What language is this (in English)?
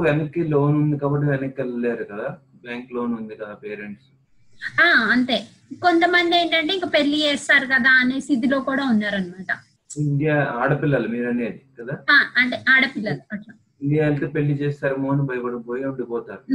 Telugu